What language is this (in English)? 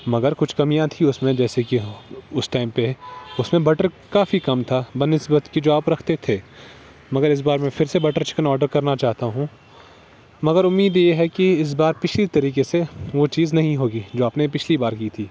Urdu